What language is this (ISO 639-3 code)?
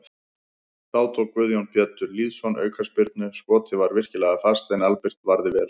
isl